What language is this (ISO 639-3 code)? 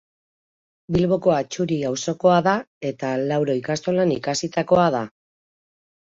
eus